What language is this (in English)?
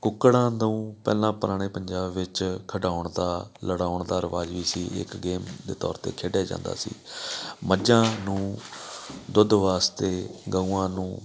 Punjabi